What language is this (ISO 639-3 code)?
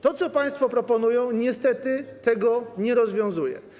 pol